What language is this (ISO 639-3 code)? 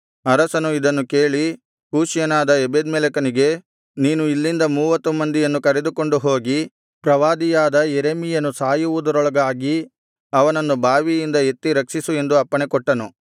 kan